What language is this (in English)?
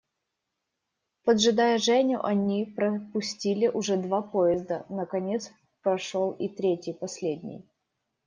Russian